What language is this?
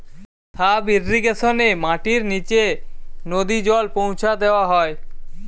Bangla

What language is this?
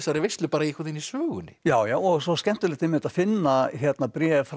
Icelandic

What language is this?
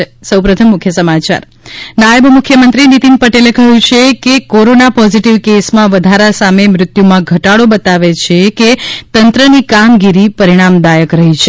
Gujarati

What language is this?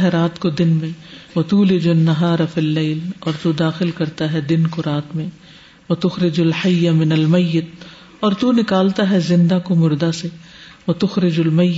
Urdu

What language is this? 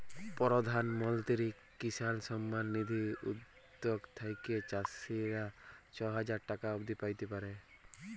Bangla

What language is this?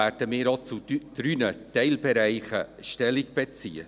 Swiss German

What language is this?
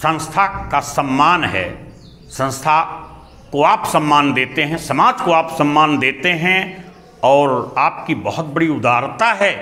Hindi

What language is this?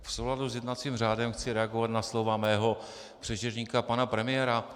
Czech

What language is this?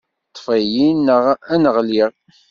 Kabyle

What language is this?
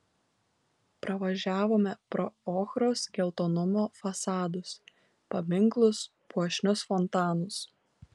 Lithuanian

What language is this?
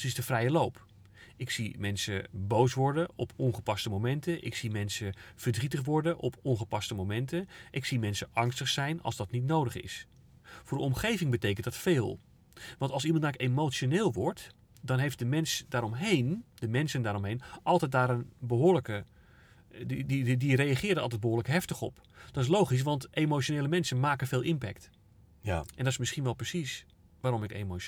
Dutch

